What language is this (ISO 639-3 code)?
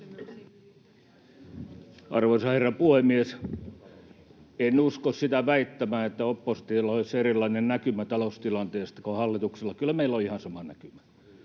fin